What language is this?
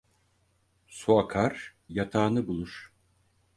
Turkish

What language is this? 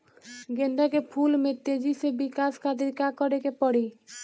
Bhojpuri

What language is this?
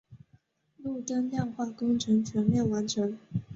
Chinese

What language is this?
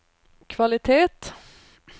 Swedish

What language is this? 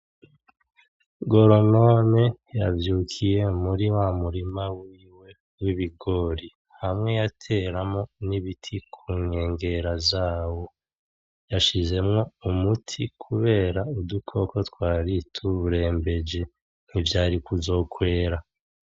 Rundi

